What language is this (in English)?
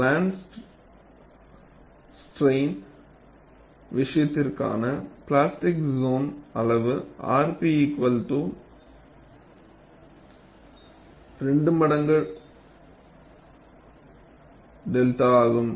Tamil